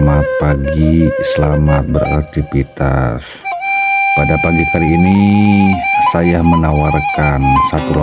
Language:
Indonesian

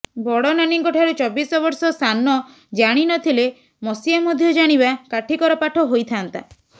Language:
Odia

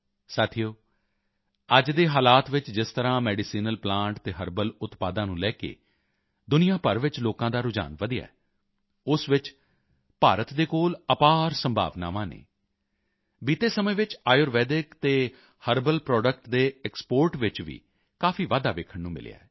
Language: Punjabi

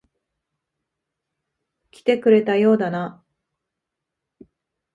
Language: Japanese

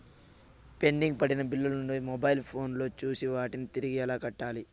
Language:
Telugu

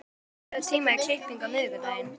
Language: Icelandic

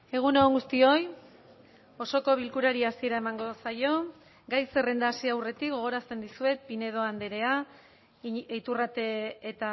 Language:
Basque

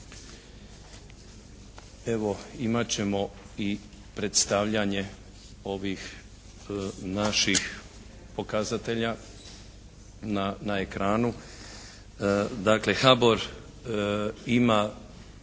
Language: Croatian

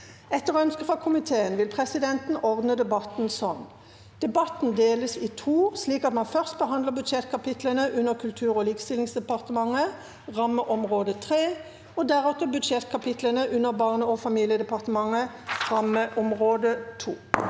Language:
Norwegian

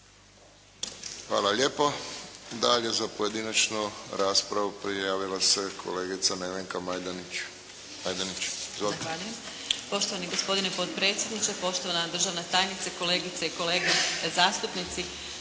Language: Croatian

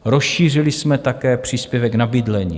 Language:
Czech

